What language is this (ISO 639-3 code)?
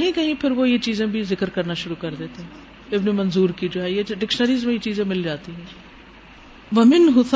urd